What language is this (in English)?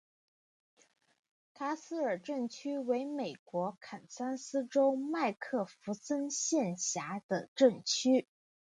Chinese